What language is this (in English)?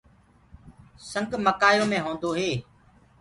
Gurgula